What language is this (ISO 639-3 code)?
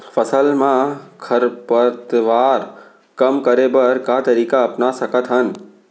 hne